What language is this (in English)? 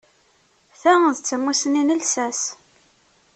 Kabyle